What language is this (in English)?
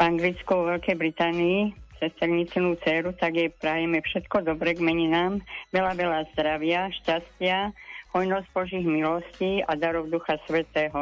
Slovak